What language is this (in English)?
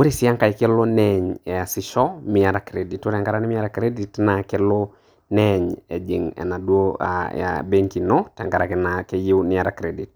Masai